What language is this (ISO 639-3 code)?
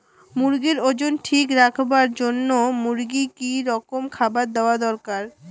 ben